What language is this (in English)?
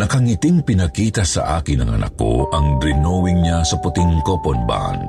Filipino